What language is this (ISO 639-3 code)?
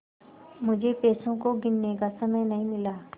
hin